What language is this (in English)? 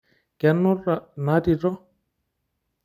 Masai